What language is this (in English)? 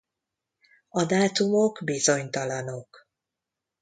Hungarian